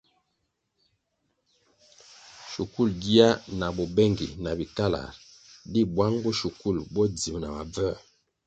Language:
Kwasio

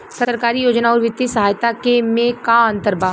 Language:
Bhojpuri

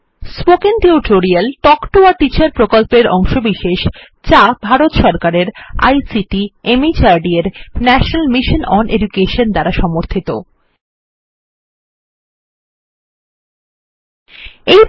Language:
Bangla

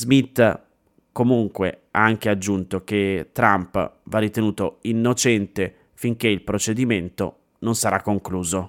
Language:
Italian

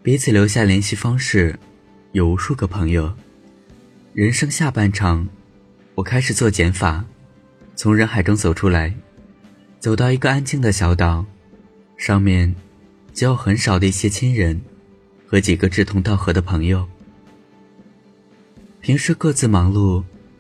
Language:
Chinese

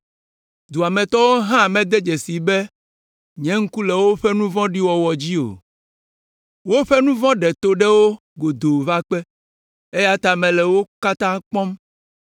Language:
Ewe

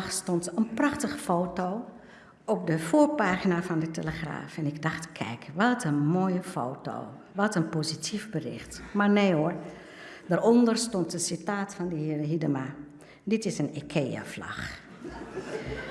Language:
Dutch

